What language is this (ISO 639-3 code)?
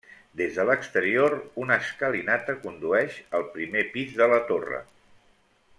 cat